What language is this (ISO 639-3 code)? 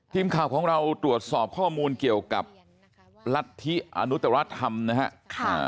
tha